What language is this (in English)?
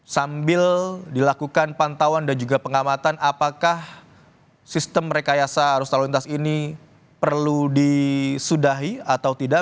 Indonesian